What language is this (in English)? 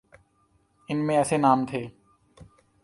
Urdu